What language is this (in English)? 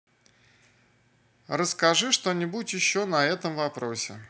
Russian